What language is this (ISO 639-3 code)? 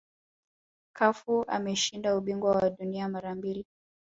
swa